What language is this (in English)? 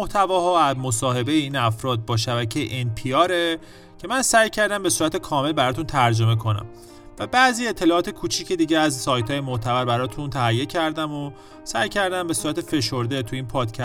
Persian